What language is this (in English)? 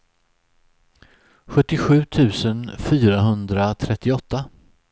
Swedish